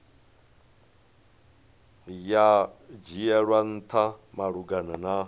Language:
Venda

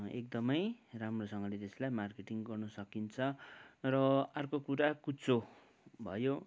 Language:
Nepali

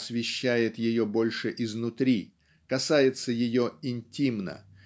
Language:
Russian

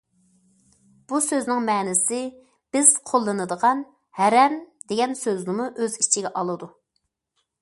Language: Uyghur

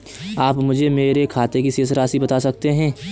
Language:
Hindi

